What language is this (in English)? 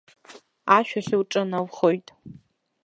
Abkhazian